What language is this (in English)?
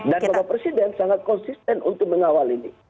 Indonesian